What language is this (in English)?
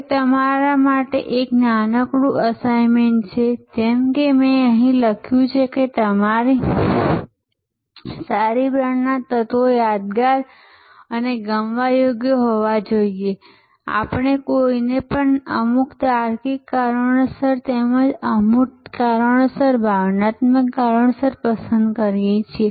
Gujarati